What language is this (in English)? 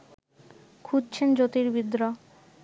Bangla